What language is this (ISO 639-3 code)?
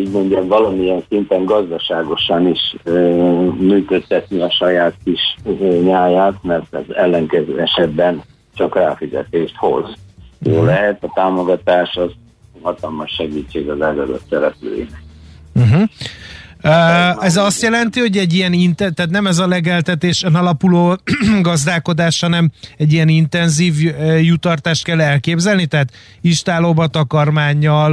hun